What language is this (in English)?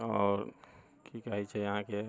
Maithili